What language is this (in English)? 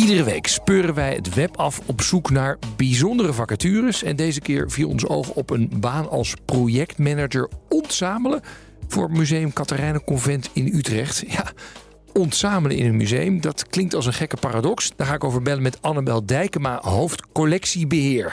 Dutch